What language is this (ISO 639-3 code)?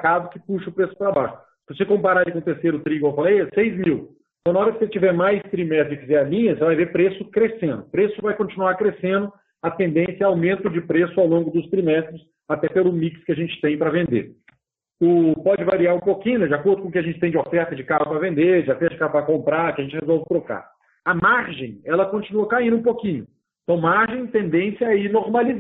por